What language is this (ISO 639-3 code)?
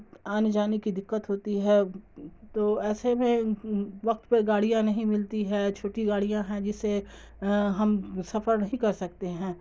urd